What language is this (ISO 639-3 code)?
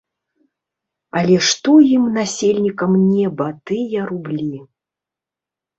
bel